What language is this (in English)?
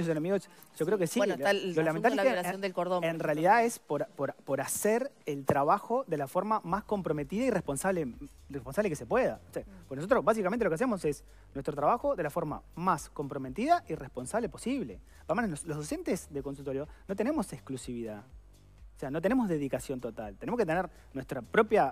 Spanish